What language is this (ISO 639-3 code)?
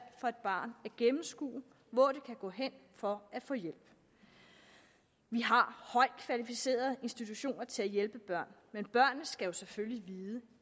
dan